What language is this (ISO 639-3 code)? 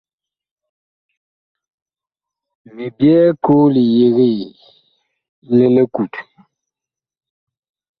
bkh